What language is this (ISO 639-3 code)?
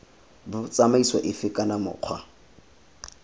tsn